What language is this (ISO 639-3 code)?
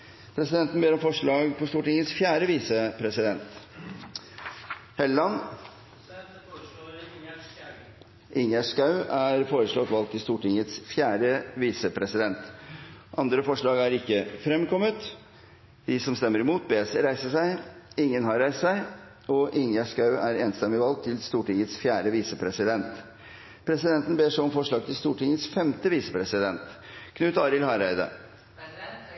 nor